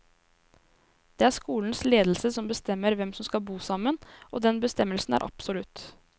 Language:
Norwegian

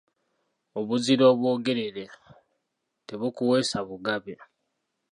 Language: Ganda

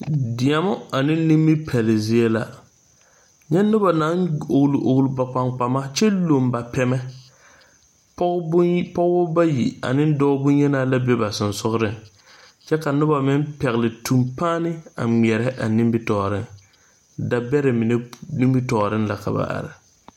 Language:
Southern Dagaare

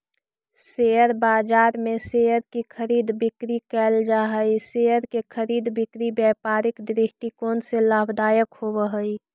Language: Magahi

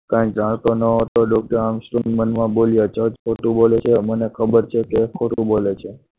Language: Gujarati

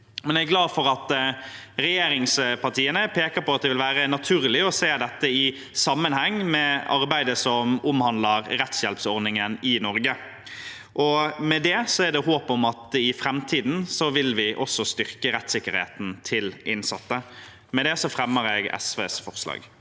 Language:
Norwegian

